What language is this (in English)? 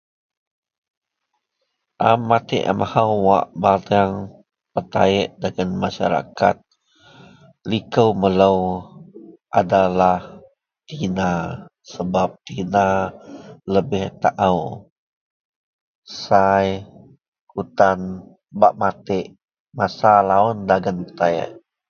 Central Melanau